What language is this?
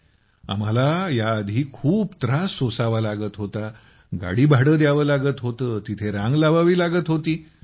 Marathi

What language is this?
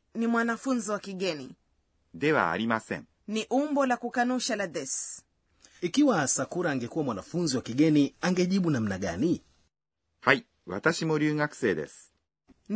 Swahili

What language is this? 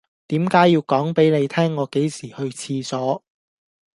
Cantonese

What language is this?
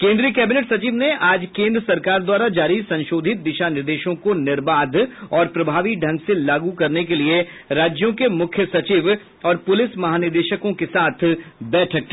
Hindi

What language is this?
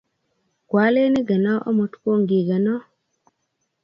Kalenjin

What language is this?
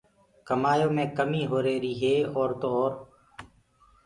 Gurgula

